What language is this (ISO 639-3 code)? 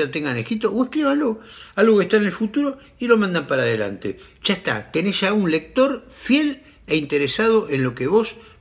spa